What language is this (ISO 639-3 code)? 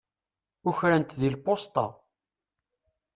kab